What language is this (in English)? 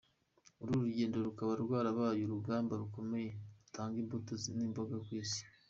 Kinyarwanda